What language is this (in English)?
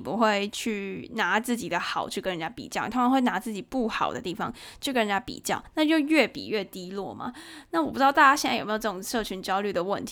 Chinese